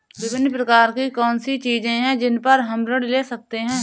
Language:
Hindi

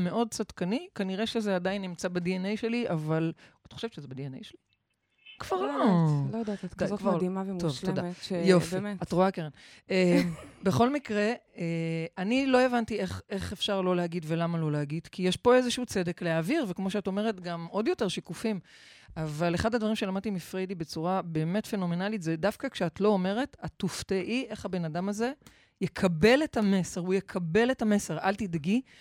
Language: Hebrew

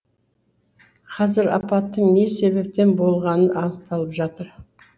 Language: Kazakh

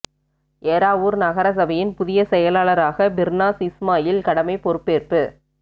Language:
Tamil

